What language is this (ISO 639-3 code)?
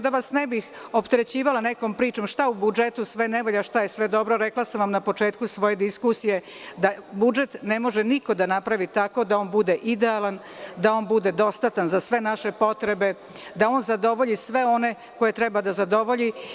srp